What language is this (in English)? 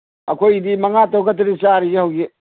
Manipuri